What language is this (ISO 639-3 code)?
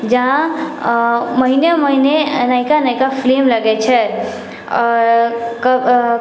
mai